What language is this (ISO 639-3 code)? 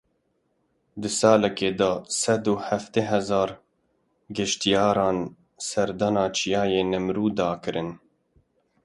kur